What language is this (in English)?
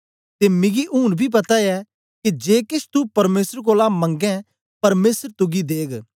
Dogri